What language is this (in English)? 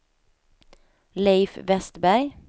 Swedish